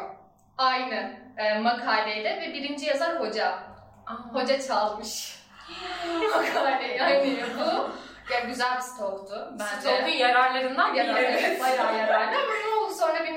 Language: Turkish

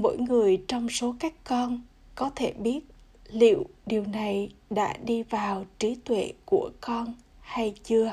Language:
Vietnamese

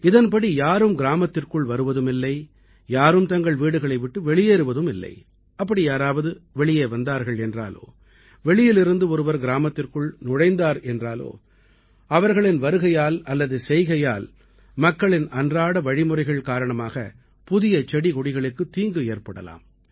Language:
Tamil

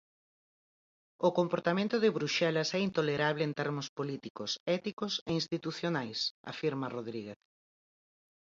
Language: Galician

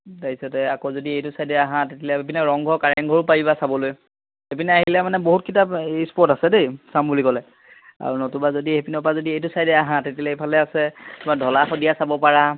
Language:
Assamese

